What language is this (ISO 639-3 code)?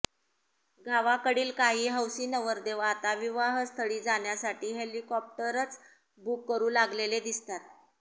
mar